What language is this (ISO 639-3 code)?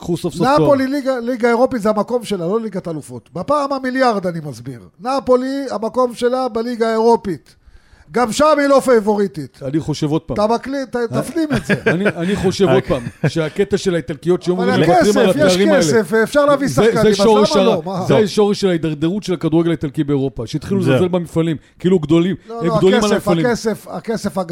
heb